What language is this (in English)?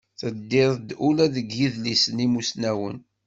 Kabyle